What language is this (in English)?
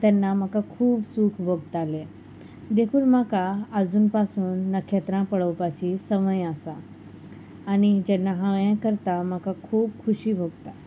Konkani